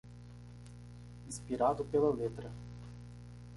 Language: Portuguese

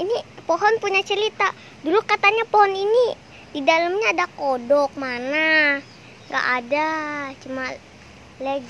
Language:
Indonesian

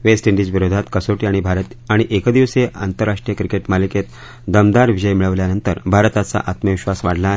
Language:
Marathi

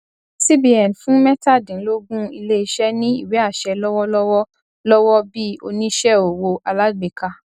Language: Yoruba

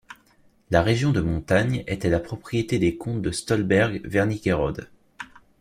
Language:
French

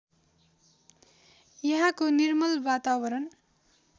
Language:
Nepali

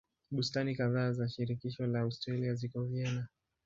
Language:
Swahili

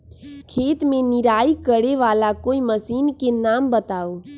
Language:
Magahi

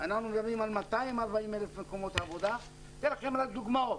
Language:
Hebrew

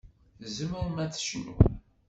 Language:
Kabyle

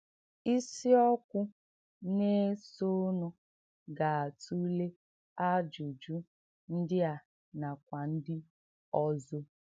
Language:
Igbo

